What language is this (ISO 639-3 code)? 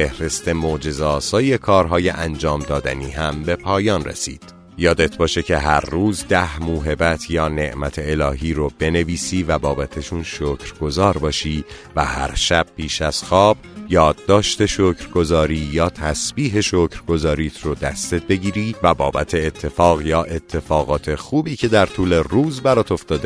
fas